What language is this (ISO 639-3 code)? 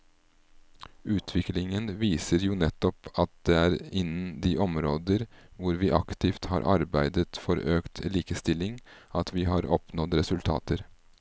nor